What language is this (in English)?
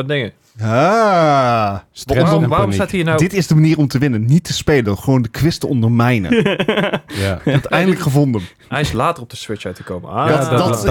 Dutch